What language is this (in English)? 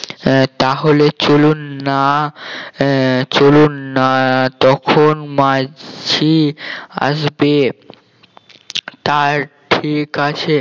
Bangla